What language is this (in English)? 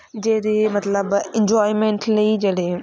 Punjabi